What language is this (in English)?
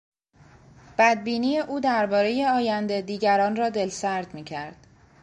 Persian